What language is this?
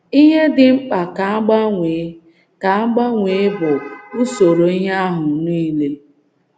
Igbo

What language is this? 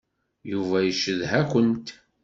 Kabyle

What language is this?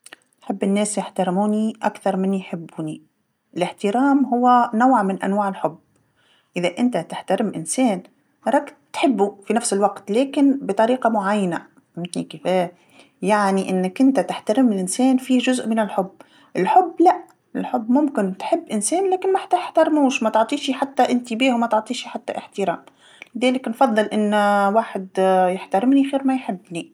Tunisian Arabic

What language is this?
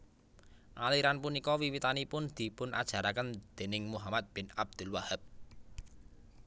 Javanese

